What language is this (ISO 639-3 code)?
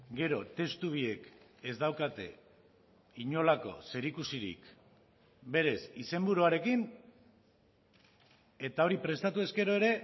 eus